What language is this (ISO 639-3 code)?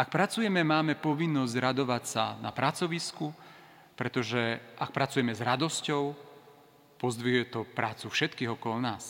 slk